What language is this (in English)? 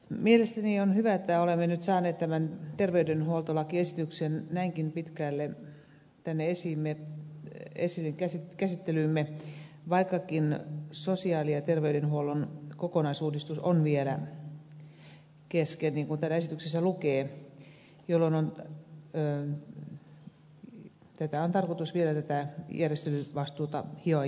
Finnish